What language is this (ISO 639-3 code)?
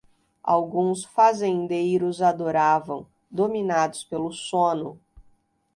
por